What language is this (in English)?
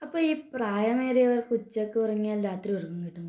Malayalam